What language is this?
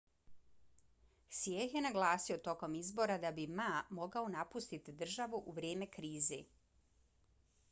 Bosnian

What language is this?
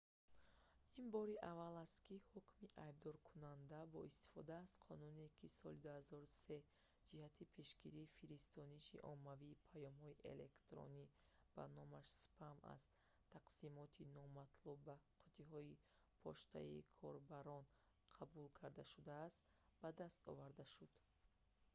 Tajik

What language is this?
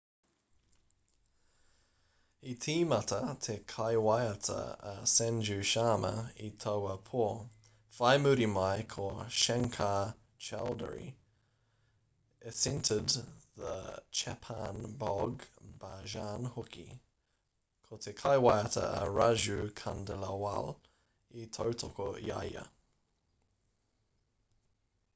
Māori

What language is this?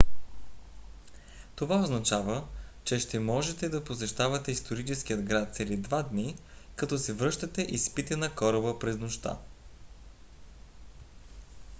Bulgarian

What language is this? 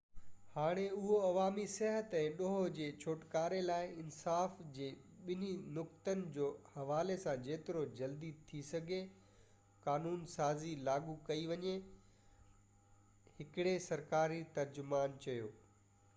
Sindhi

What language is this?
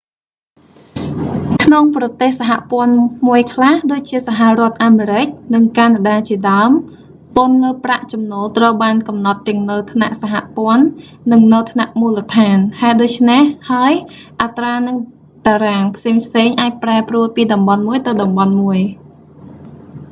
Khmer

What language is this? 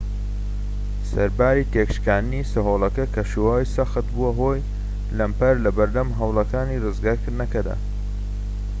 Central Kurdish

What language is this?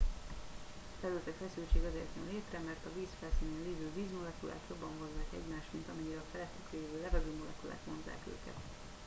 Hungarian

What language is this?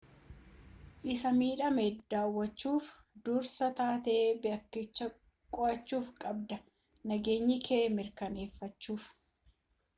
Oromo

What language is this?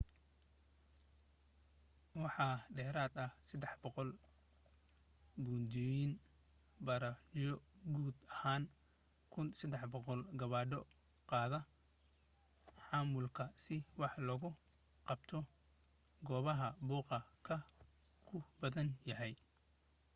Somali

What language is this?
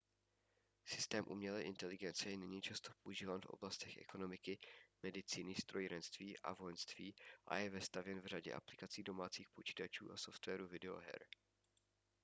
Czech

